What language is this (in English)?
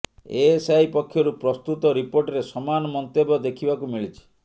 Odia